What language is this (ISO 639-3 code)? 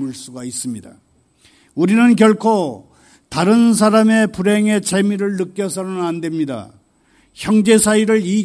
kor